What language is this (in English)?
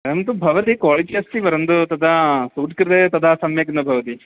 Sanskrit